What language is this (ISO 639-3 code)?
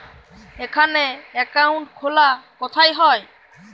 ben